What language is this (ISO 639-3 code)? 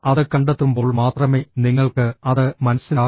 mal